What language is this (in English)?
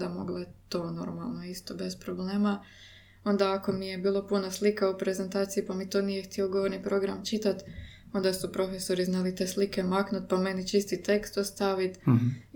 Croatian